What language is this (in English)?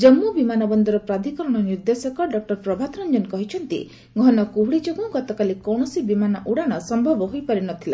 Odia